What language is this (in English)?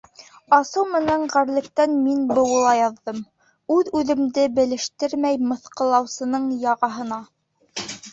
Bashkir